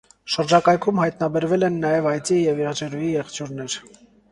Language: Armenian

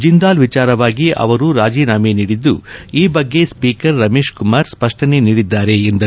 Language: Kannada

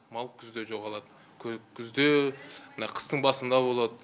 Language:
Kazakh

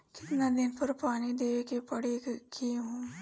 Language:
Bhojpuri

